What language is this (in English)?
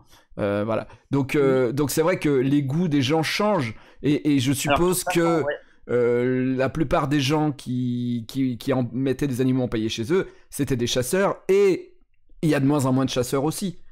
French